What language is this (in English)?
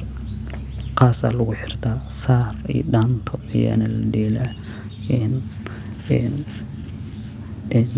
Somali